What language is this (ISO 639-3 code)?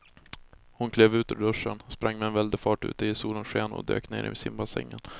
swe